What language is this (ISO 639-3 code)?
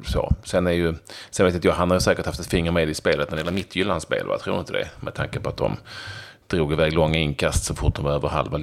swe